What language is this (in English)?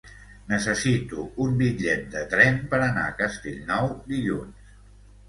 Catalan